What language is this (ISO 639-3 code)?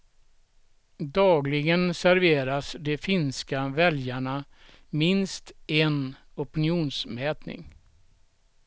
swe